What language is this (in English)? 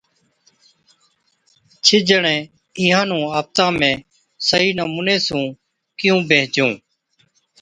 Od